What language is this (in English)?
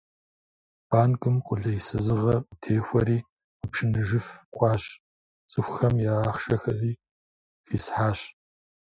Kabardian